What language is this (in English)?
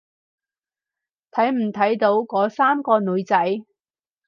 Cantonese